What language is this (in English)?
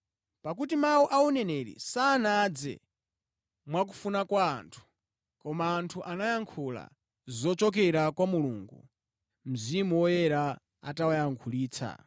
Nyanja